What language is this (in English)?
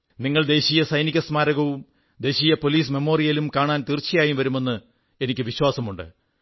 Malayalam